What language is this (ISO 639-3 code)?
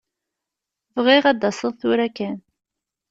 kab